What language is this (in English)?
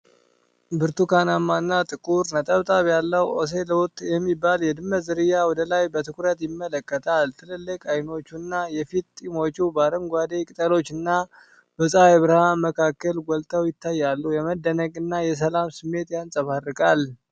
Amharic